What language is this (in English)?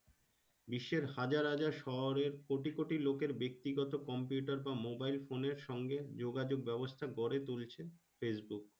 Bangla